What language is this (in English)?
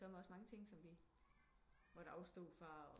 Danish